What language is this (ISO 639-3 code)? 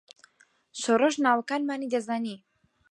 ckb